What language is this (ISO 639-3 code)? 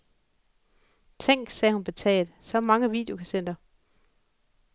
dan